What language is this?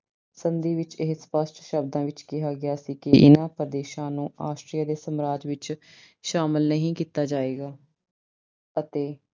Punjabi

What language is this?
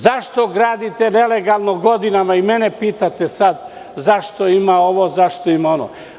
Serbian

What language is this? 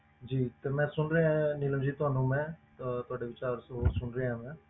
Punjabi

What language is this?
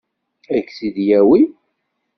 Kabyle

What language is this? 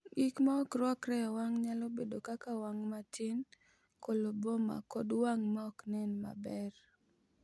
Luo (Kenya and Tanzania)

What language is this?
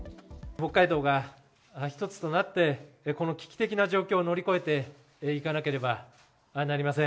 Japanese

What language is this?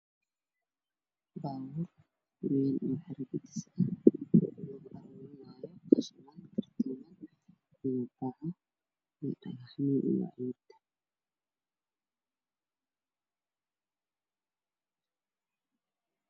Somali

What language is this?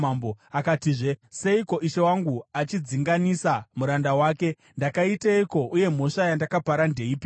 Shona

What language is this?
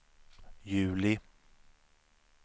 Swedish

